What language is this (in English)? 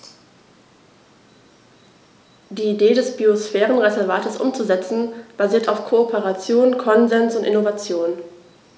German